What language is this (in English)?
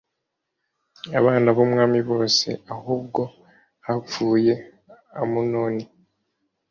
Kinyarwanda